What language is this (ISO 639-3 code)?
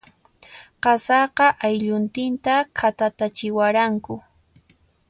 qxp